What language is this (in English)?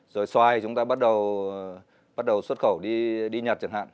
Vietnamese